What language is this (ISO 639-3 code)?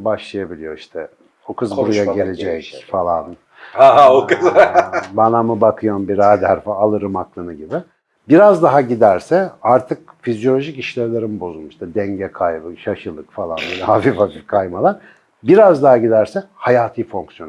tur